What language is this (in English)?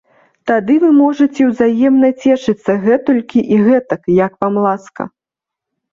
Belarusian